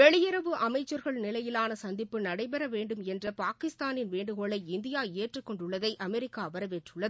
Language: Tamil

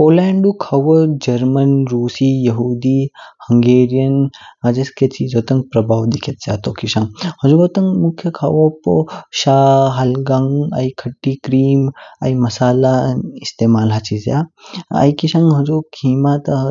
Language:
Kinnauri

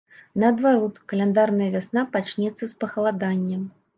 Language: Belarusian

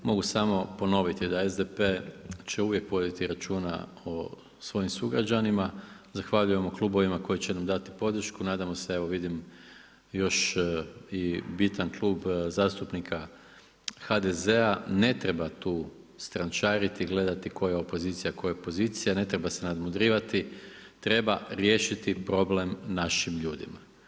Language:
Croatian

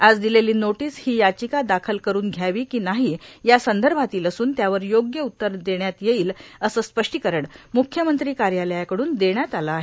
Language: Marathi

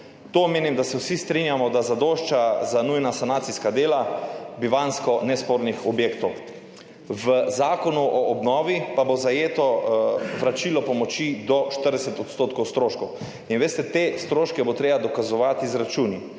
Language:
Slovenian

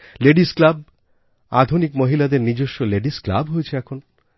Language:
Bangla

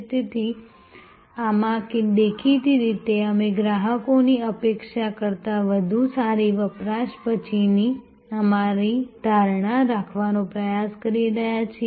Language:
Gujarati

